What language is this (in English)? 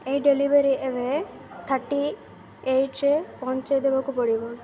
Odia